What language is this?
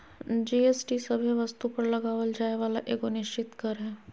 Magahi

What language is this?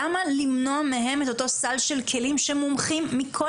Hebrew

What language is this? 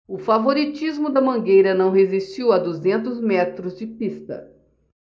Portuguese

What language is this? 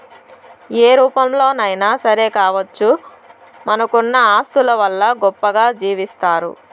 Telugu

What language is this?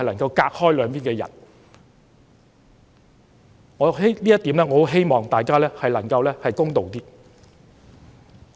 Cantonese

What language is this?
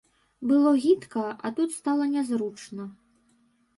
Belarusian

